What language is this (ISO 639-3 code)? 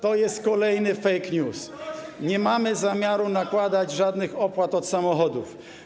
pol